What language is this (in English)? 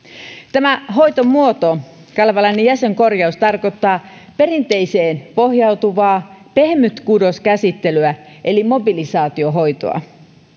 Finnish